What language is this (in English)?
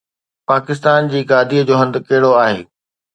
Sindhi